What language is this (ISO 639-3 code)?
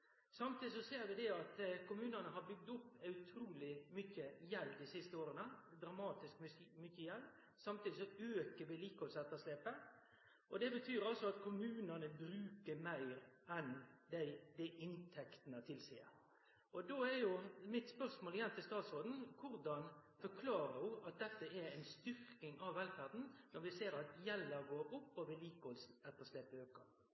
nno